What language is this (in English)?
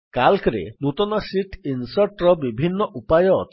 Odia